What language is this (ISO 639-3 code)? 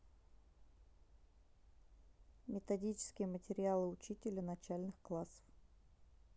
rus